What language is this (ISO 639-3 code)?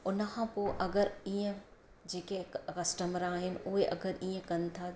snd